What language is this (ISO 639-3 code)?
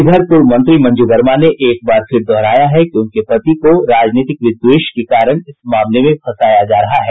hin